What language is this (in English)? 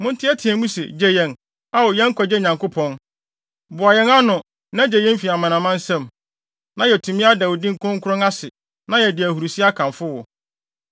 Akan